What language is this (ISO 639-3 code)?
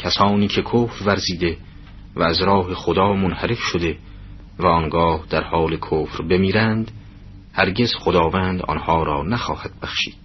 fas